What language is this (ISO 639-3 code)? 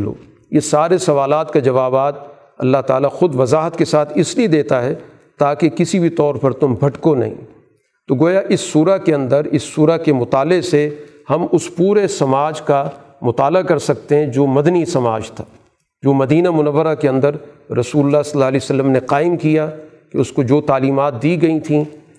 urd